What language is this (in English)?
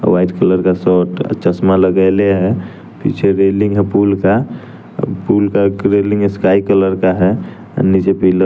Hindi